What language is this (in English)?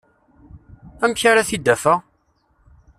Kabyle